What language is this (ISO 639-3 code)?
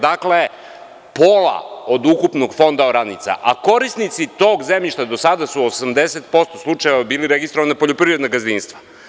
srp